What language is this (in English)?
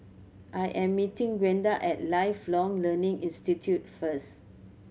English